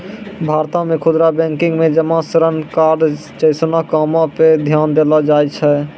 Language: Maithili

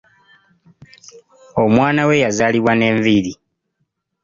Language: Ganda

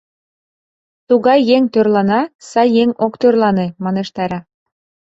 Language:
Mari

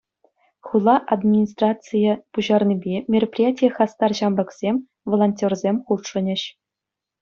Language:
Chuvash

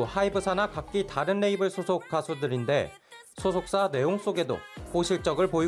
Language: Korean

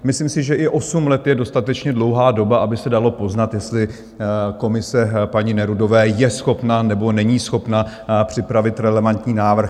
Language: Czech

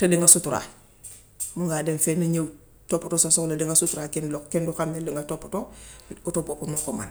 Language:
Gambian Wolof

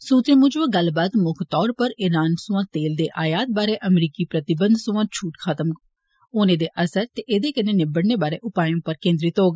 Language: Dogri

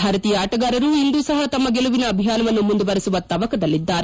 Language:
Kannada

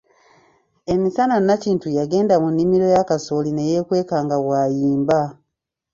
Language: Ganda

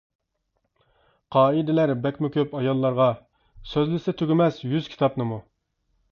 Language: Uyghur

